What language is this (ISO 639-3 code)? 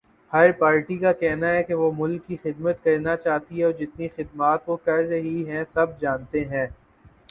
urd